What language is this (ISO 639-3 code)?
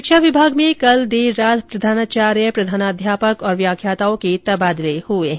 hin